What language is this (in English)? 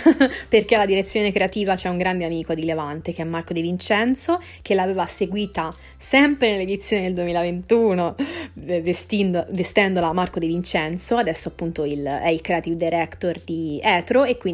Italian